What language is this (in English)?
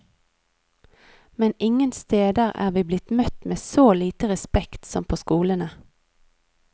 Norwegian